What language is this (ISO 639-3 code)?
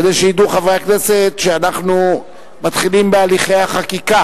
heb